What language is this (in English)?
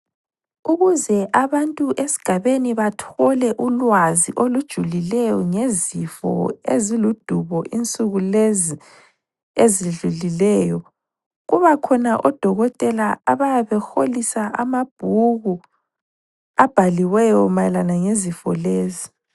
North Ndebele